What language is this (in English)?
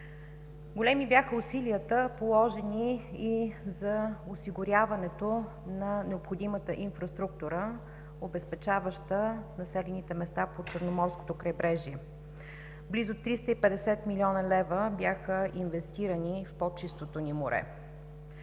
Bulgarian